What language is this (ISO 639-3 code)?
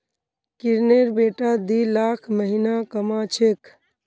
mag